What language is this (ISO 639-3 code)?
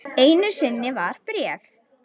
isl